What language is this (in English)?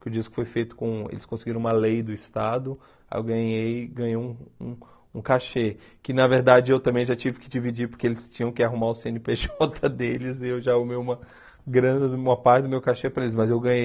Portuguese